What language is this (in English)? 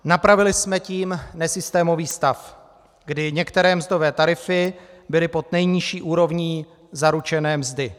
Czech